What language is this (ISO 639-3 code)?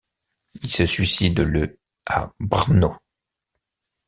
fra